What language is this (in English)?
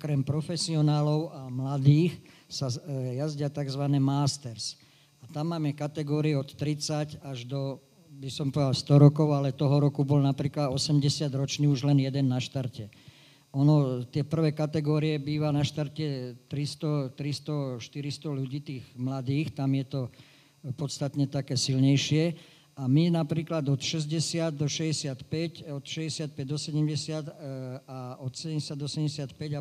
Slovak